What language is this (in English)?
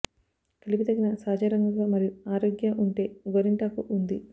Telugu